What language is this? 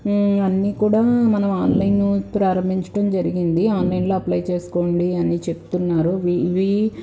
Telugu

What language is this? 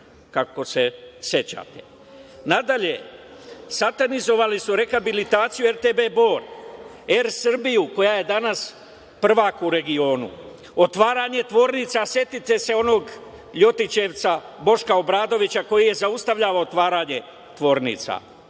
Serbian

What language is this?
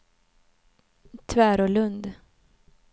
Swedish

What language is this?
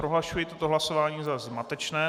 Czech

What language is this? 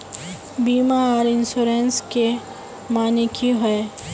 Magahi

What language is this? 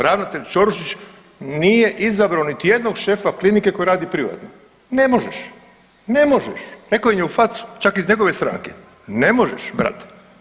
Croatian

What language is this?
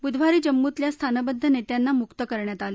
Marathi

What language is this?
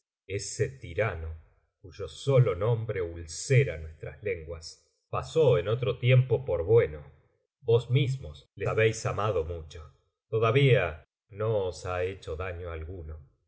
Spanish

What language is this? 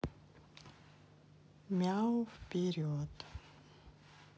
Russian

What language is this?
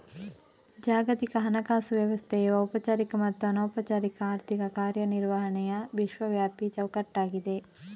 Kannada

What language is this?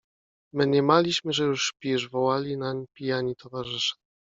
Polish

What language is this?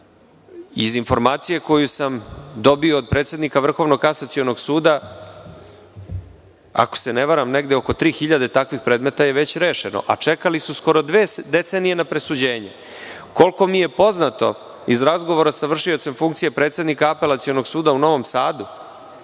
Serbian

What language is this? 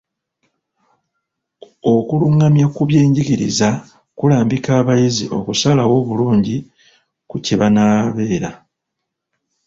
Ganda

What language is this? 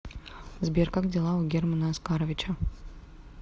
Russian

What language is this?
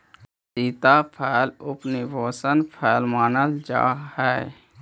Magahi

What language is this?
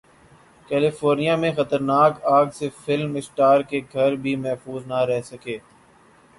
Urdu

